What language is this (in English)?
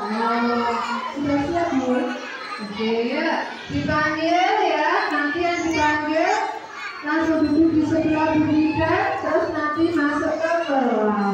Indonesian